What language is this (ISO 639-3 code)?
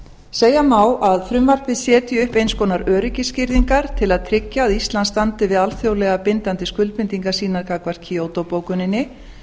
isl